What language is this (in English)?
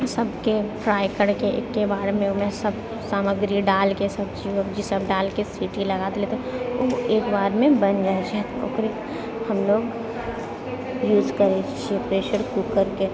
Maithili